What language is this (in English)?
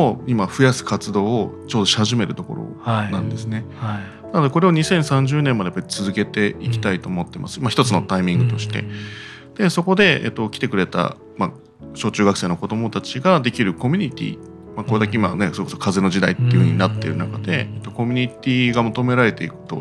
Japanese